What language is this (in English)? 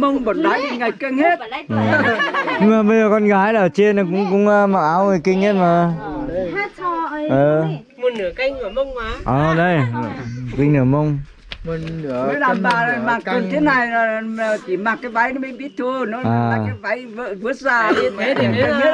Vietnamese